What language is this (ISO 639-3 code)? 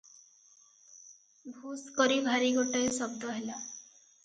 ori